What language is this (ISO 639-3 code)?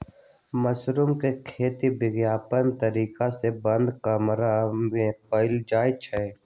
mag